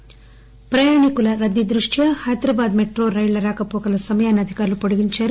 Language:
Telugu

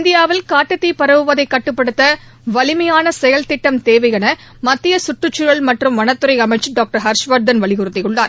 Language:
Tamil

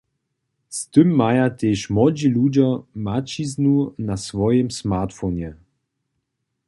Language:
Upper Sorbian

